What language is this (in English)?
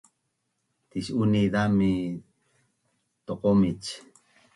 Bunun